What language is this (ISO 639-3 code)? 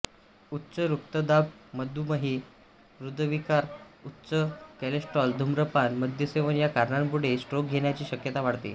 mar